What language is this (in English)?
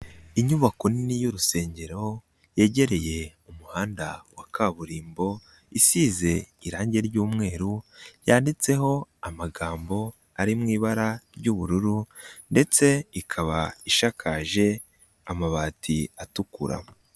Kinyarwanda